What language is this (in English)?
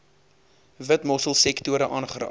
Afrikaans